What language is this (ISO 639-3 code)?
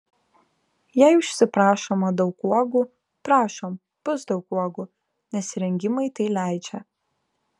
lit